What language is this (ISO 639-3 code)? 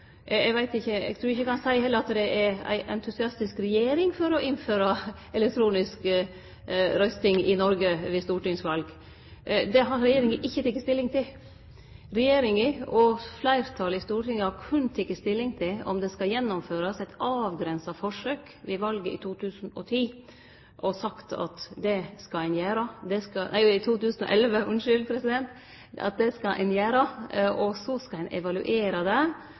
nno